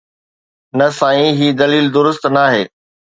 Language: Sindhi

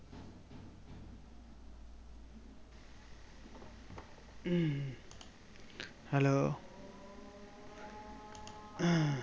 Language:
Bangla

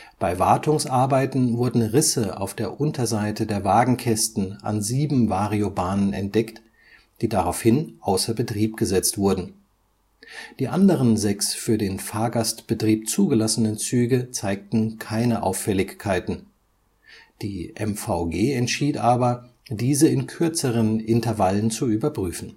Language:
German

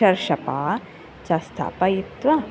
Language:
Sanskrit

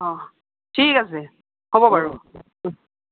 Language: Assamese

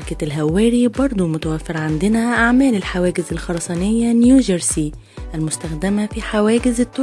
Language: Arabic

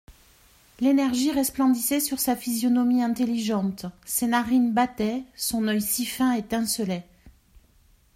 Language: French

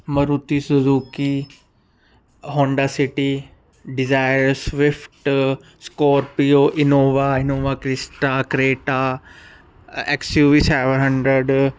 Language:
Punjabi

